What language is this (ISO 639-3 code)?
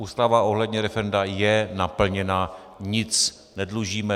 ces